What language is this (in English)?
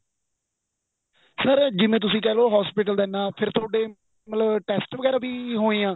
Punjabi